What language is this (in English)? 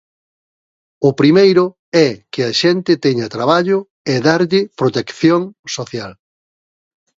Galician